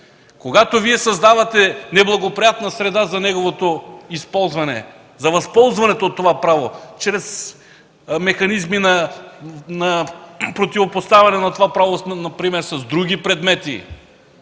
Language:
Bulgarian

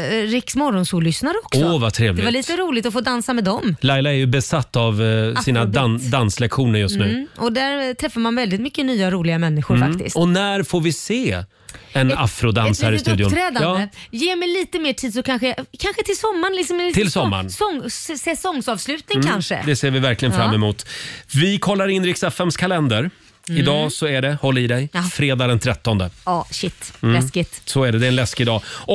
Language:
Swedish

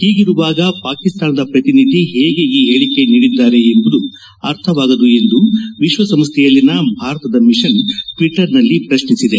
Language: Kannada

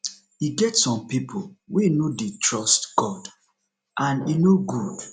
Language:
Nigerian Pidgin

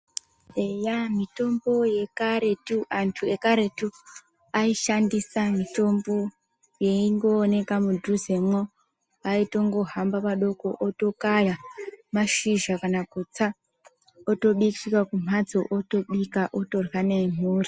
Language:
Ndau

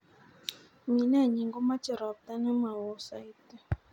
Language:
Kalenjin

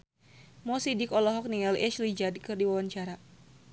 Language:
Sundanese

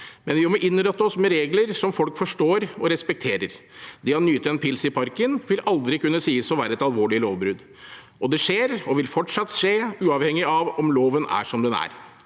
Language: Norwegian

